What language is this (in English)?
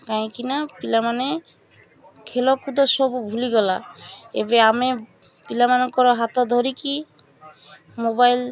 Odia